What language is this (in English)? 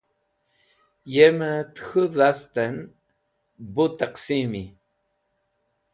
Wakhi